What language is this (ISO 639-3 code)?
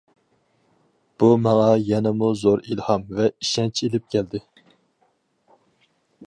uig